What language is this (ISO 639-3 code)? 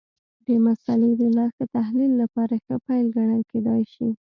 pus